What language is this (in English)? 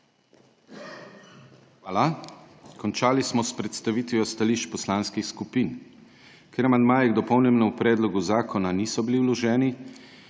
Slovenian